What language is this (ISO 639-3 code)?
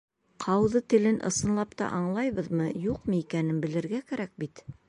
bak